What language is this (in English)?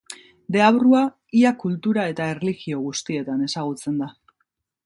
Basque